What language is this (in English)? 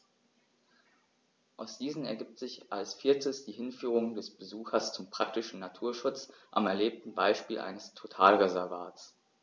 German